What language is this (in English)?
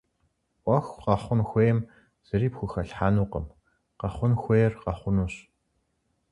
Kabardian